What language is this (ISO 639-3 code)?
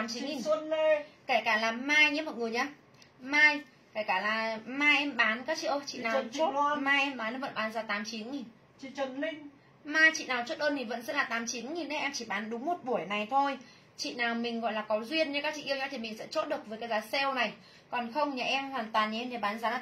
vie